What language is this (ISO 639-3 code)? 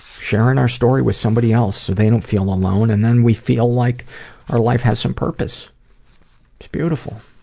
eng